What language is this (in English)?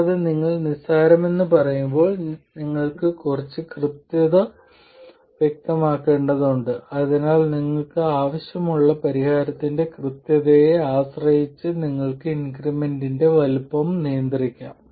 Malayalam